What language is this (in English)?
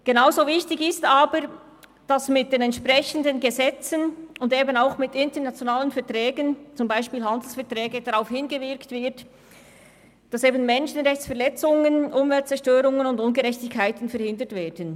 Swiss German